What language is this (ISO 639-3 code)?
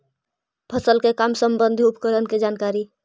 mag